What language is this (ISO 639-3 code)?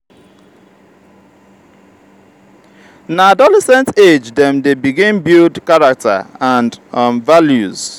pcm